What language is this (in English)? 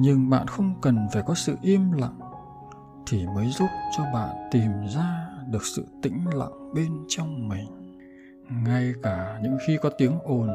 Vietnamese